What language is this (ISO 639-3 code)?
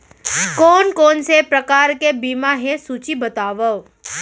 hne